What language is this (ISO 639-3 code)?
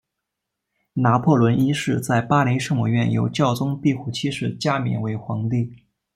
zho